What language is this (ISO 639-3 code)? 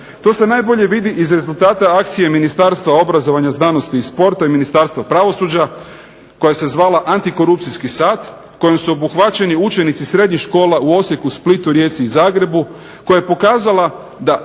hrv